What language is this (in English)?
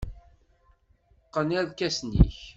Kabyle